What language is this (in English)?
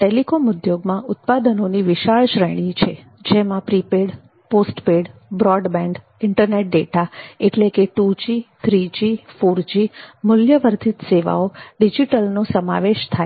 Gujarati